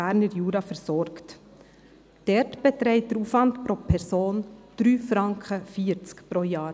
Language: Swiss German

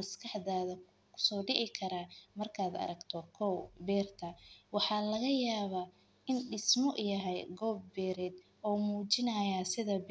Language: Somali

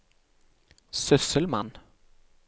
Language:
Norwegian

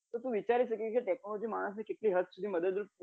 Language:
Gujarati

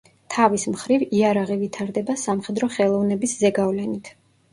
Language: Georgian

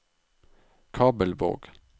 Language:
Norwegian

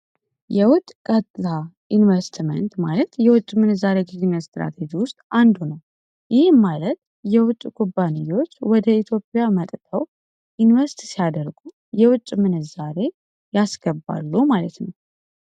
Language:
Amharic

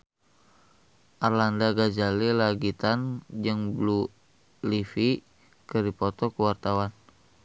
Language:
Sundanese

